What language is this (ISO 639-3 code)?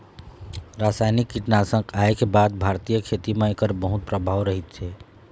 hne